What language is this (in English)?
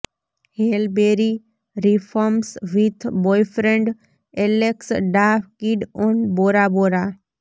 Gujarati